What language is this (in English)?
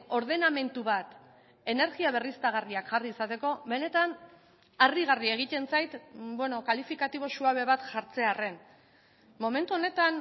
Basque